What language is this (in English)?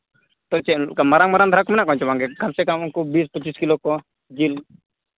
Santali